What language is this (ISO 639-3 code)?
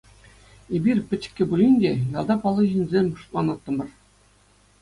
chv